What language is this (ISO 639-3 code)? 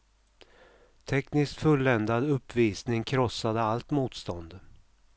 swe